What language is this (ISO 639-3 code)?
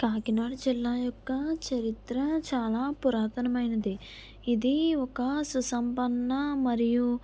tel